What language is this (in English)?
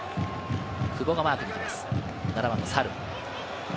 Japanese